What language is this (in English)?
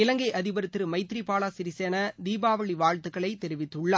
Tamil